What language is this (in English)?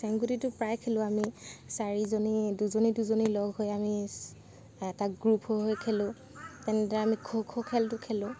Assamese